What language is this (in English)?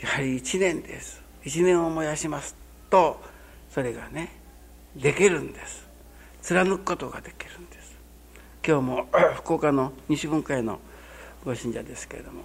Japanese